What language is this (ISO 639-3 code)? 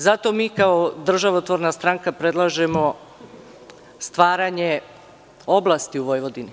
srp